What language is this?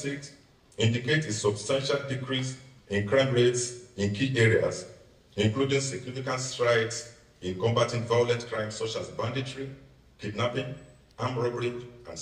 English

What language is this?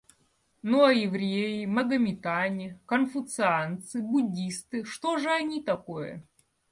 Russian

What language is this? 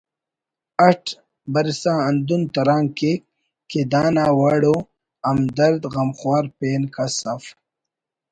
Brahui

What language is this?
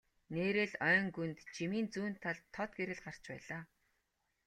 Mongolian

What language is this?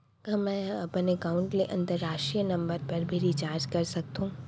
Chhattisgarhi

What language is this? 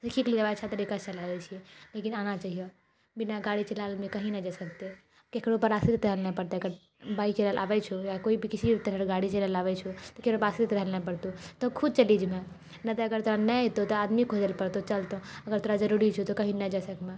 Maithili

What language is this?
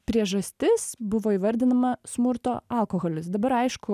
Lithuanian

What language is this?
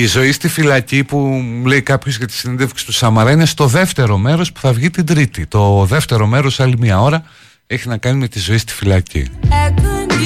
Greek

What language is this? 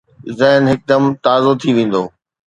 Sindhi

